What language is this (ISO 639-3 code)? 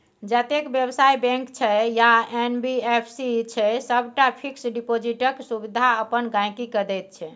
mai